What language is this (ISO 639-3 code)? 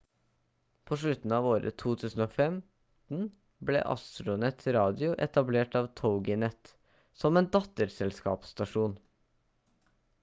nob